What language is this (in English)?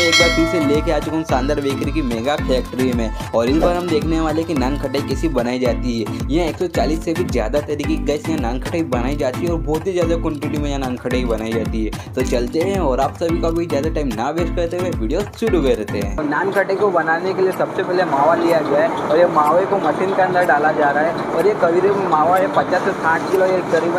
Hindi